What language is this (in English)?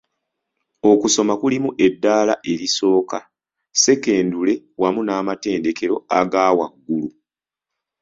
Ganda